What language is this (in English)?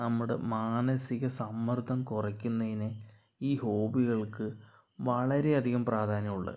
Malayalam